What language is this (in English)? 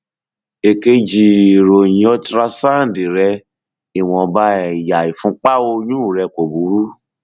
Yoruba